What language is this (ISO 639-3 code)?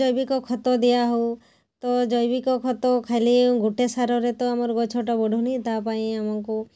ori